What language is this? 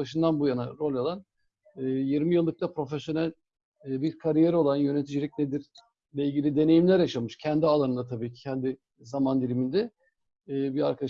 Turkish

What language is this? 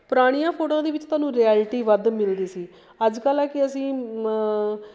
Punjabi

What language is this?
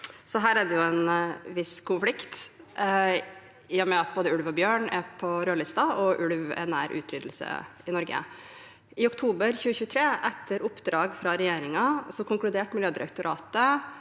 Norwegian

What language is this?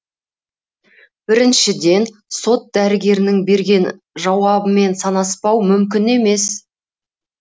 Kazakh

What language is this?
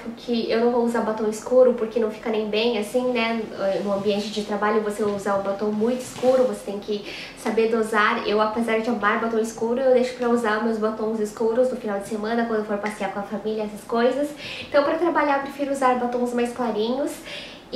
Portuguese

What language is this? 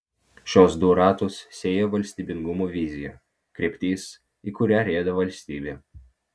Lithuanian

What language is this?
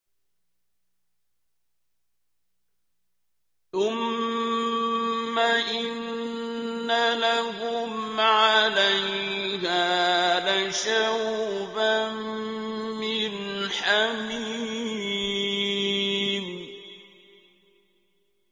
Arabic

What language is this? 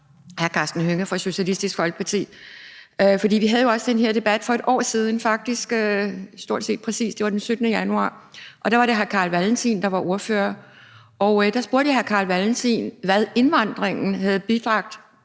Danish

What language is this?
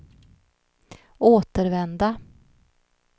Swedish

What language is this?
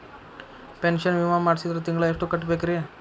Kannada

